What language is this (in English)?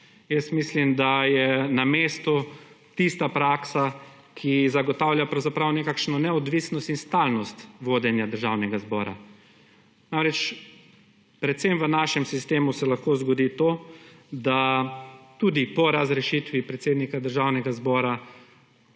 Slovenian